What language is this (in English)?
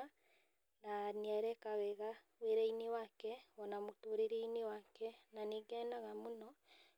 Kikuyu